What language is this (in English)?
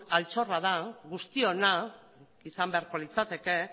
Basque